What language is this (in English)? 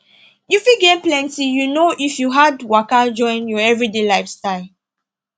Nigerian Pidgin